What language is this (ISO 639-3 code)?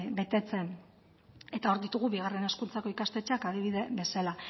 eus